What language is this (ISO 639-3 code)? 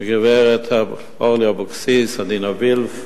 heb